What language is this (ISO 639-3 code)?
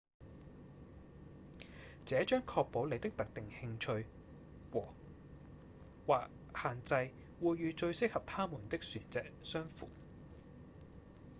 yue